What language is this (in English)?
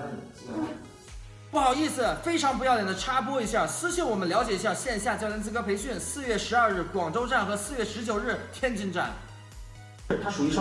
Chinese